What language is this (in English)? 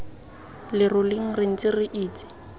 Tswana